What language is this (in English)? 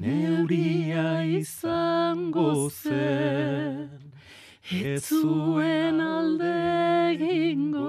Spanish